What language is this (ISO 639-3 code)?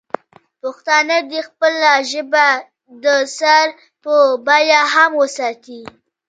pus